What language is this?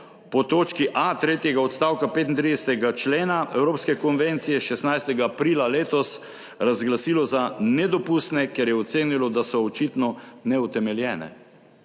Slovenian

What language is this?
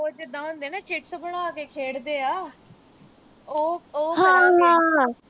Punjabi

